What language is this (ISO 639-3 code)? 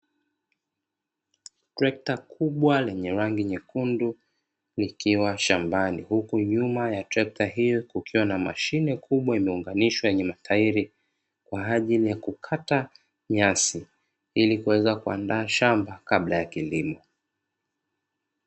swa